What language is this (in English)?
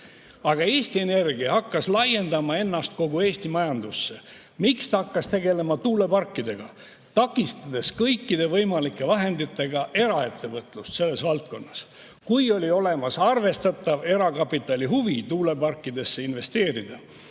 Estonian